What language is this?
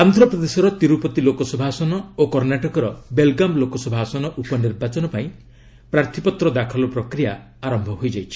Odia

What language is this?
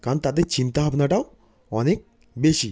Bangla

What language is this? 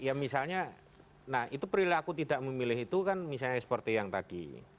Indonesian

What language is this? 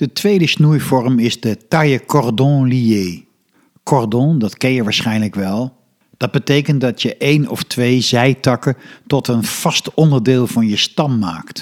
Dutch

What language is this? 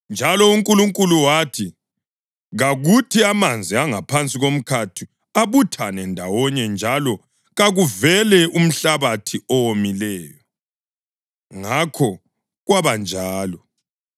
North Ndebele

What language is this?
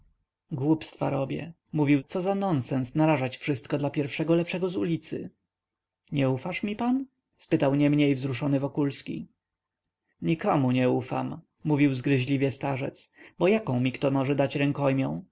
Polish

